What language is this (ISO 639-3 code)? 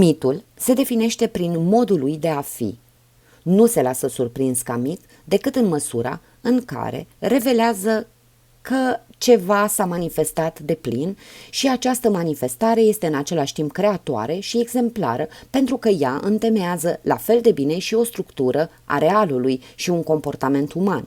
ron